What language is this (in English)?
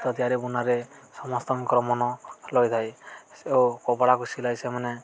Odia